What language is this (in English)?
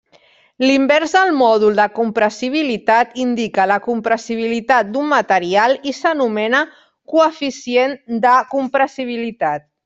Catalan